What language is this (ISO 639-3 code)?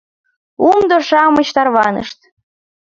chm